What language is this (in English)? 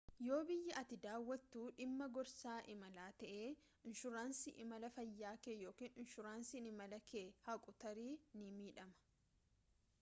Oromo